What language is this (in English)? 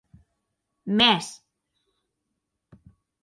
Occitan